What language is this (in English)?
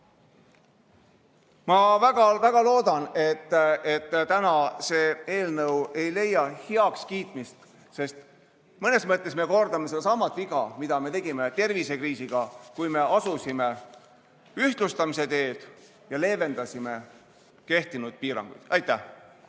Estonian